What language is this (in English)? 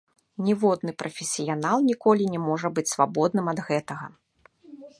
Belarusian